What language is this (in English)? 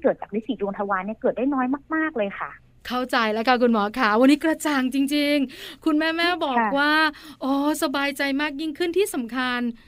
Thai